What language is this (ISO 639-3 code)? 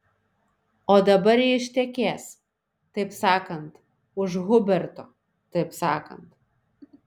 lit